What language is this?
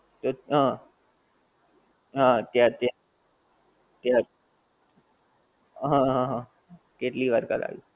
Gujarati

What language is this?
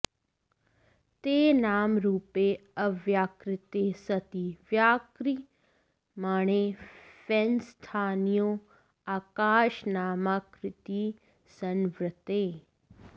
Sanskrit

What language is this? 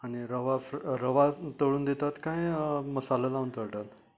Konkani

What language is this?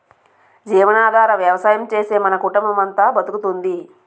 Telugu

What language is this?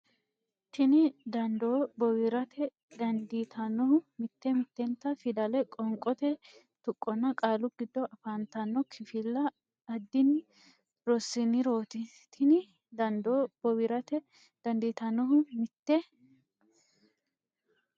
Sidamo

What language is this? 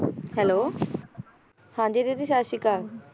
Punjabi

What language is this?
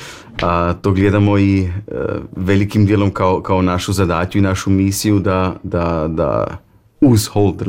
Croatian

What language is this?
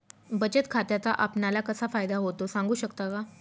Marathi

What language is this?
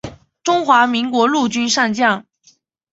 Chinese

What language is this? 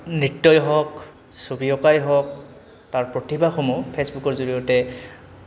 Assamese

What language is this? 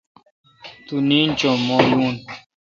Kalkoti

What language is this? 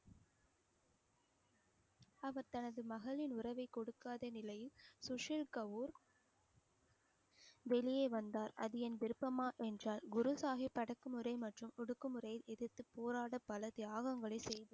Tamil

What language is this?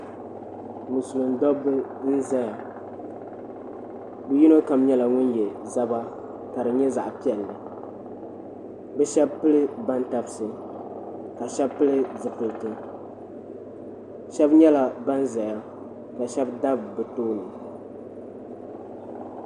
Dagbani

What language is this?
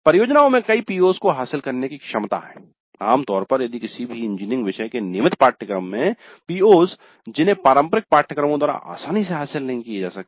Hindi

